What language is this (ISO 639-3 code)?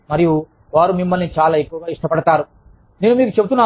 tel